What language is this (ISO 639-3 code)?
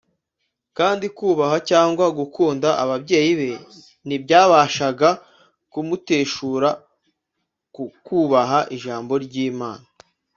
kin